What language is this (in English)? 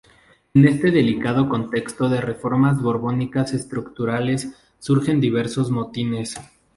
Spanish